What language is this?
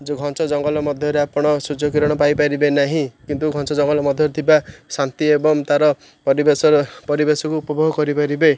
Odia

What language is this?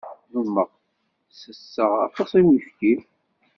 Kabyle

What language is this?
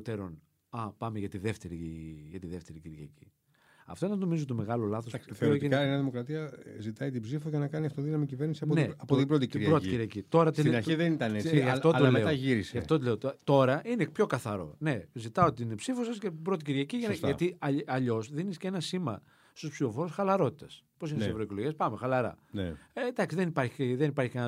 Greek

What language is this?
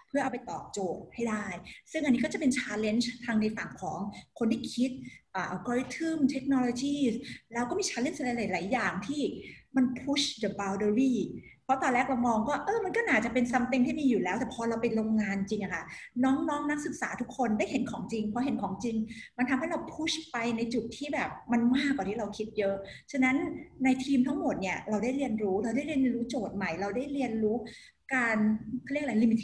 Thai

